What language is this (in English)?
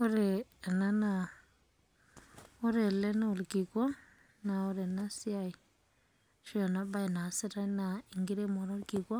Masai